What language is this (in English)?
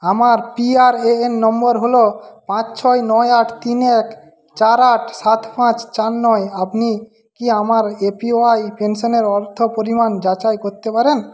Bangla